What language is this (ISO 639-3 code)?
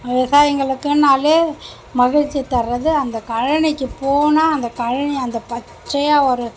tam